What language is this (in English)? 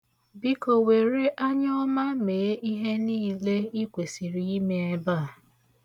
Igbo